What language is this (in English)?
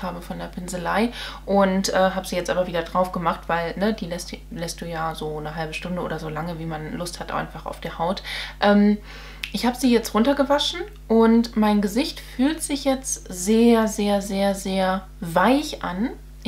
German